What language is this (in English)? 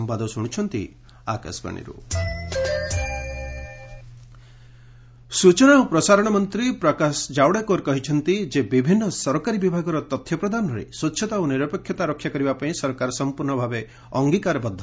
Odia